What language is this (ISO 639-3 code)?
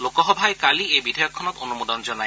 asm